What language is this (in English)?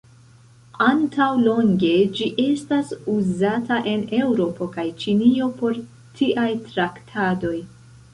Esperanto